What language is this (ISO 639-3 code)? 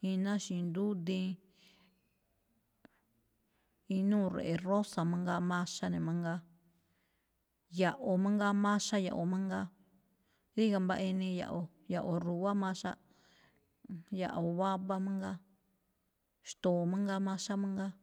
tcf